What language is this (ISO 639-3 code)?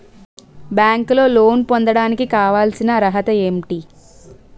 tel